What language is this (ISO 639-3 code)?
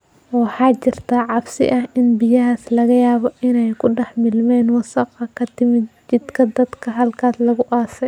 som